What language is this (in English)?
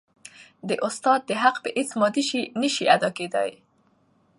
Pashto